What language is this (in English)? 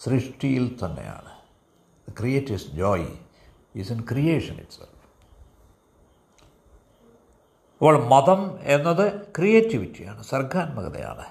Malayalam